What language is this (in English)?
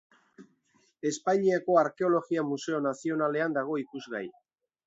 Basque